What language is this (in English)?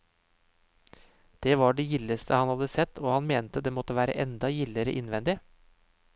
Norwegian